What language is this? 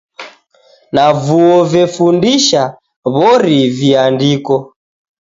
Taita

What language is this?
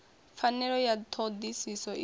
Venda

